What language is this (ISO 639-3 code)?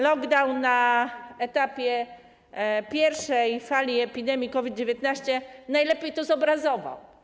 pol